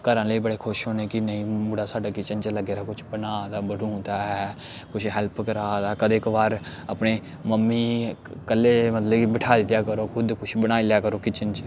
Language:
Dogri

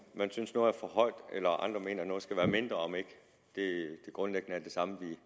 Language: Danish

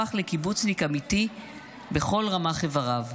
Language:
Hebrew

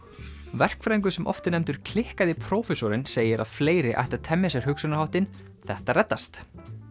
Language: Icelandic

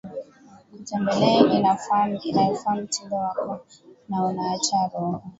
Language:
Swahili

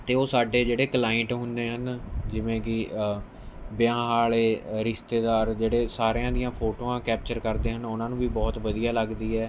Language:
Punjabi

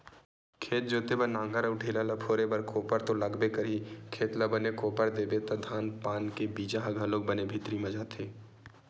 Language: Chhattisgarhi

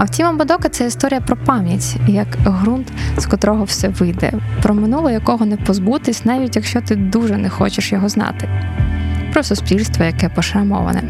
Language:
Ukrainian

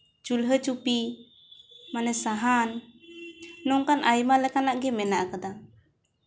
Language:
Santali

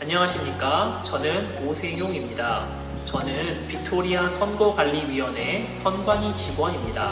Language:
Korean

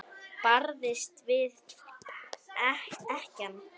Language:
Icelandic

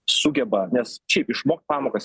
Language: Lithuanian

